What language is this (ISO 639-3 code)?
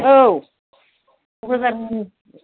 brx